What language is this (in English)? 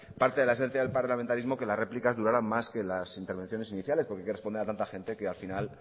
Spanish